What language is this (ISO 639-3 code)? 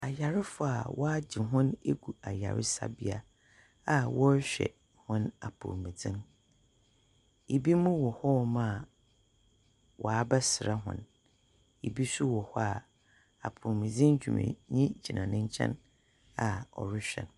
aka